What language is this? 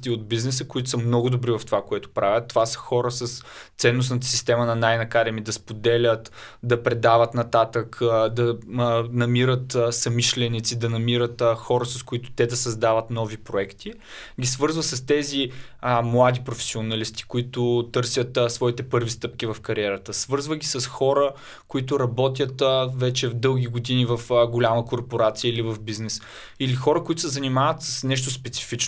Bulgarian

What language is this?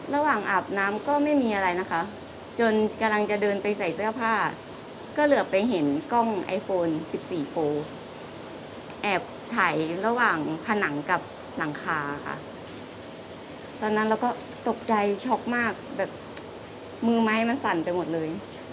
Thai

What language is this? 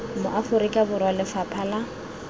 Tswana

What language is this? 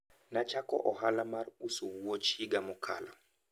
Luo (Kenya and Tanzania)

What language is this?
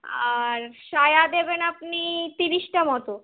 Bangla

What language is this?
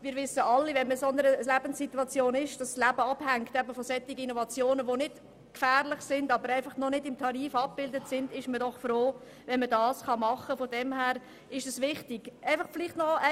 Swiss German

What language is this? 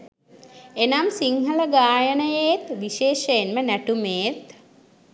Sinhala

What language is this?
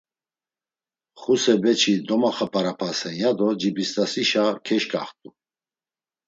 Laz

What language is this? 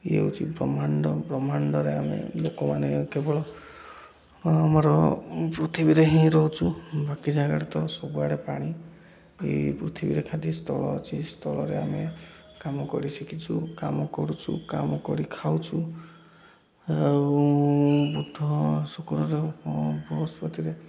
Odia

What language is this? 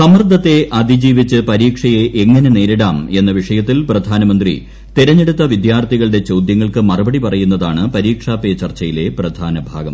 Malayalam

